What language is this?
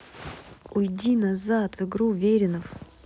Russian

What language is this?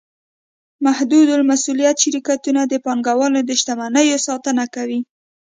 Pashto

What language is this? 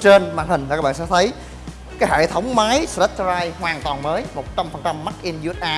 Vietnamese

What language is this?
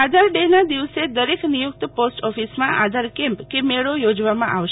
Gujarati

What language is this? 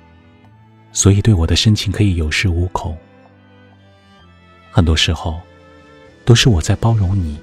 Chinese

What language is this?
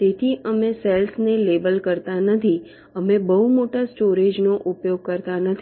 Gujarati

